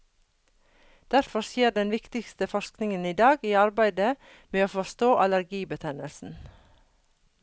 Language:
Norwegian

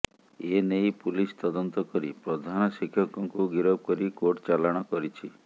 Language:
Odia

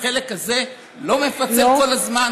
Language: Hebrew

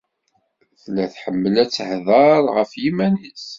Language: Kabyle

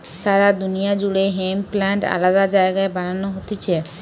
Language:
Bangla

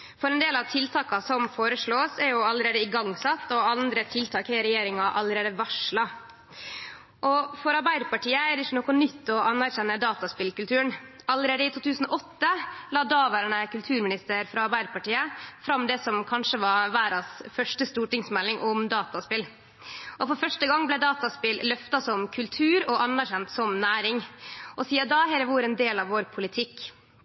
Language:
Norwegian Nynorsk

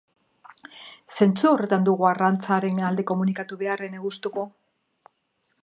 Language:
Basque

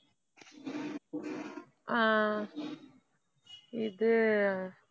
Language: Tamil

